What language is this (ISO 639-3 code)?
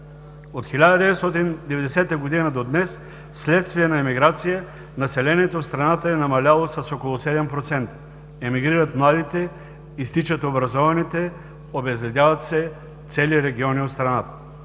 bul